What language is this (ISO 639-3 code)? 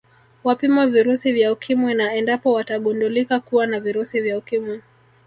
swa